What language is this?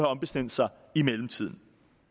Danish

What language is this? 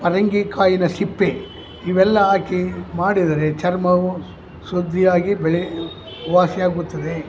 Kannada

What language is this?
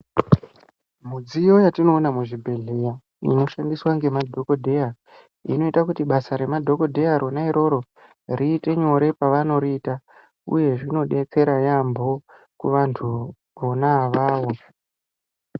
Ndau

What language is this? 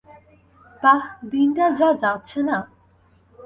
Bangla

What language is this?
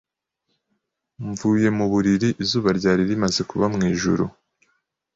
Kinyarwanda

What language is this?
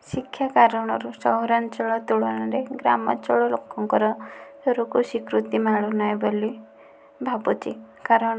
Odia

